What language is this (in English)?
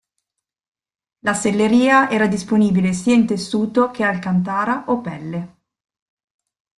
Italian